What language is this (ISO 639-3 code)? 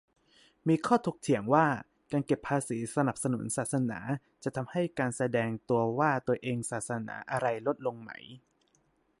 tha